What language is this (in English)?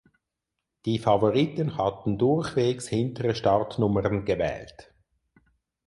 German